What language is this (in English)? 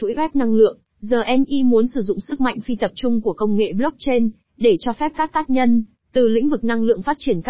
Vietnamese